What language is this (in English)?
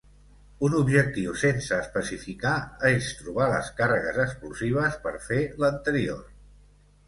Catalan